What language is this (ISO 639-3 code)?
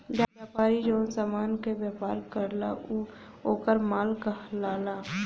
bho